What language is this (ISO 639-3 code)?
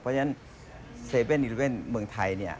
tha